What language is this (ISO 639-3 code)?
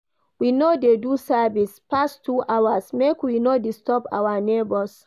pcm